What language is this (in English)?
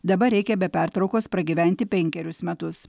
Lithuanian